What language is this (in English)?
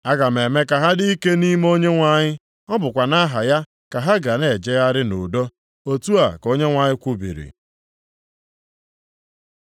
Igbo